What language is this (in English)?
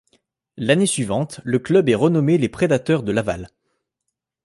French